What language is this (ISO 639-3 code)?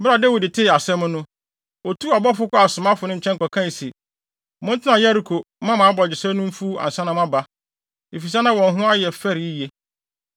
aka